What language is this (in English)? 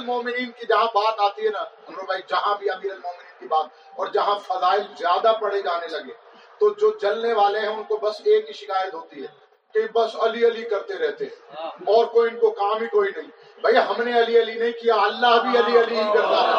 Urdu